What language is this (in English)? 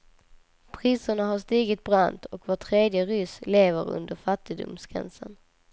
Swedish